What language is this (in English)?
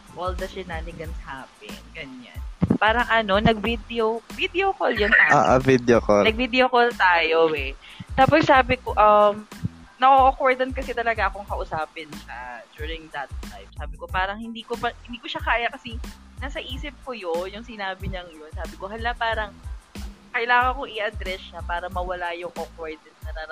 Filipino